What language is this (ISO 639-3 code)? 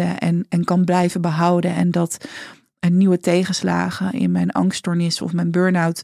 nld